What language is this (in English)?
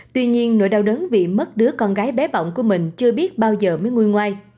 Vietnamese